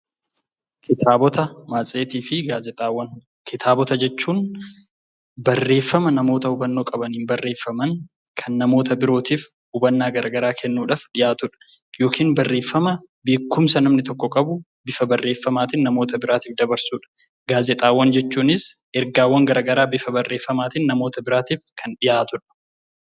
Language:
Oromo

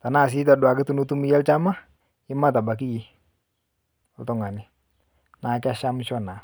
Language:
Masai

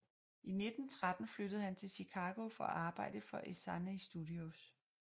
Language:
Danish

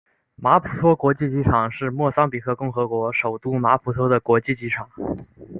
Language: Chinese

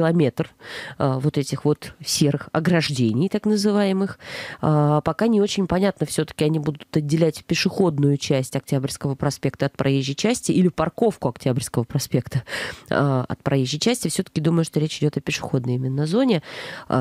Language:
Russian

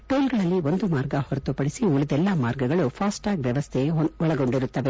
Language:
Kannada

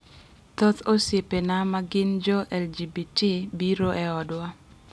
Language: Luo (Kenya and Tanzania)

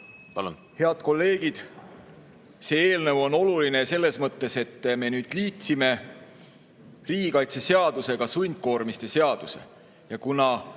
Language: Estonian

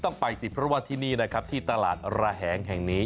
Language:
Thai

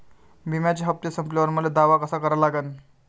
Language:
Marathi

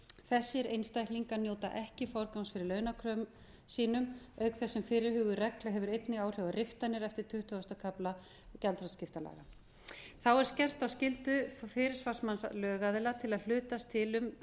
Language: Icelandic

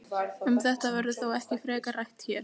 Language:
Icelandic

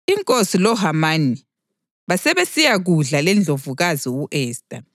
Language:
North Ndebele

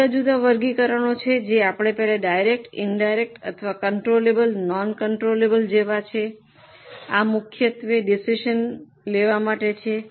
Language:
Gujarati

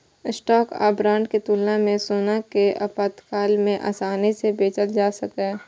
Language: Maithili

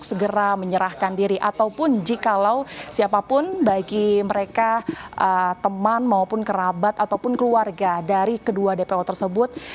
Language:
Indonesian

